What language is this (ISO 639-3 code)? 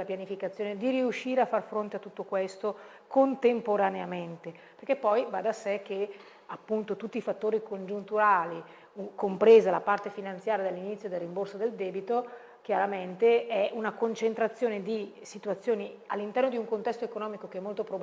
ita